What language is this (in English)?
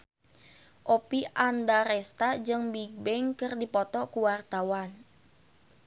Sundanese